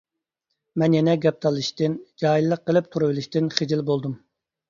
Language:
Uyghur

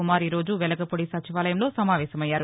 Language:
Telugu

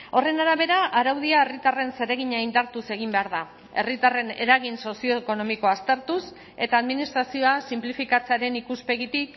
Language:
Basque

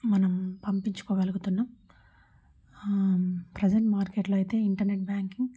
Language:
Telugu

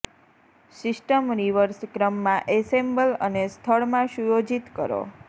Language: Gujarati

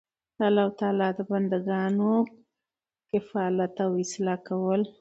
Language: Pashto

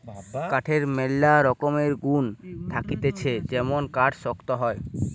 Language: Bangla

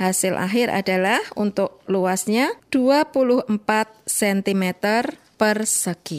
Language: Indonesian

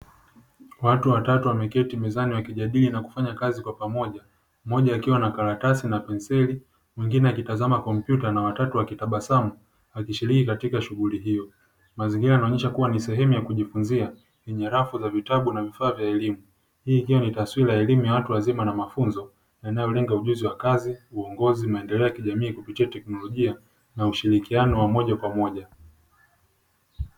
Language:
Swahili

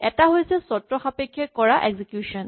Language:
Assamese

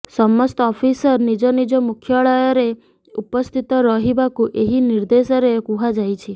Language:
Odia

